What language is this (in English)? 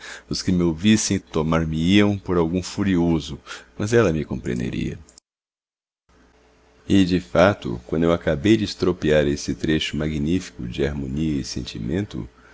Portuguese